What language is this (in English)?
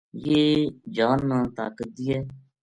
Gujari